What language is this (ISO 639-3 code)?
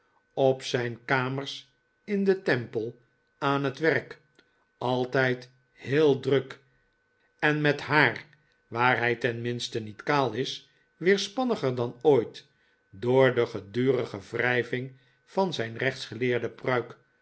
nld